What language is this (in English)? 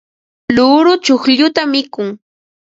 Ambo-Pasco Quechua